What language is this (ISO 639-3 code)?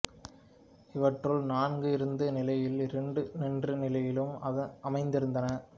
tam